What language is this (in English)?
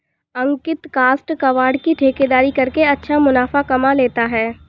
Hindi